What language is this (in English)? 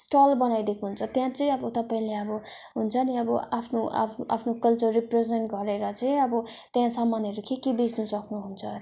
Nepali